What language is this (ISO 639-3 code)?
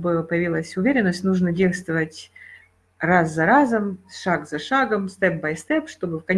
rus